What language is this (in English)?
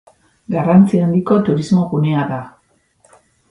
Basque